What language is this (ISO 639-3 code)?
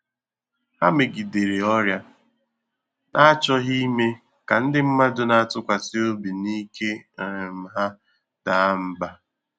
ibo